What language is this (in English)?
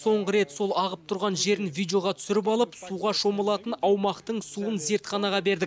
Kazakh